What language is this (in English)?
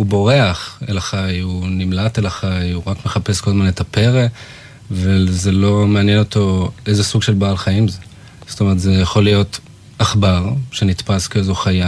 Hebrew